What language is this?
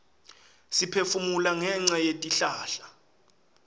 Swati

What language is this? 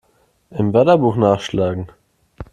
German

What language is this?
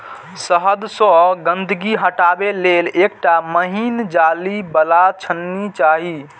Maithili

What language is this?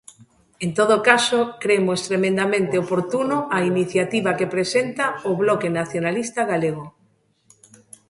Galician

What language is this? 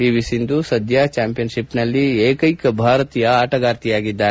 Kannada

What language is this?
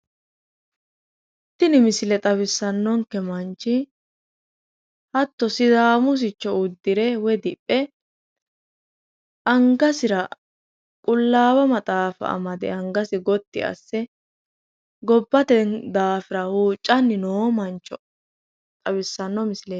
Sidamo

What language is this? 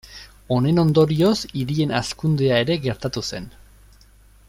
Basque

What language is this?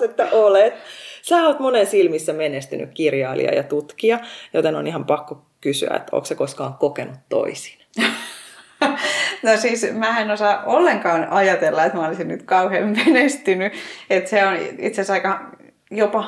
Finnish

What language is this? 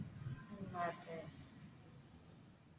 Malayalam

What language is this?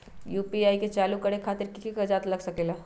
Magahi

